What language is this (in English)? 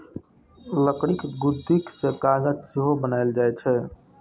Maithili